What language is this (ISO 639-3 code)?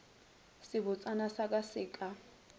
nso